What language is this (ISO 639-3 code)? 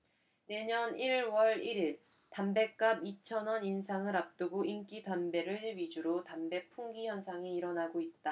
kor